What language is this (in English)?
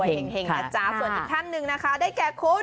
Thai